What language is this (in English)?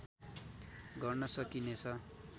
Nepali